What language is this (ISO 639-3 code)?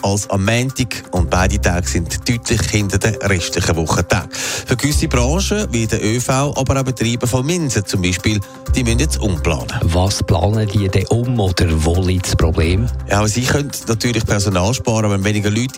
deu